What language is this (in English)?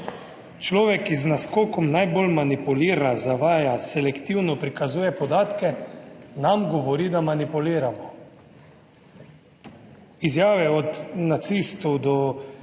Slovenian